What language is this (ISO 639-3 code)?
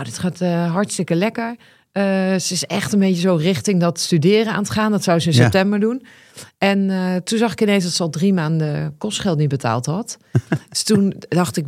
nld